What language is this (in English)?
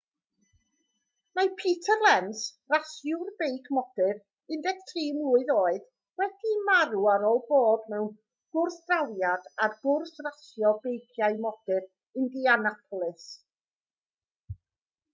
Welsh